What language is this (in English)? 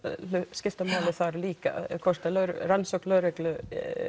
Icelandic